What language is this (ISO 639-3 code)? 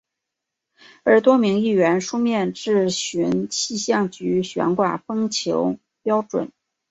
zho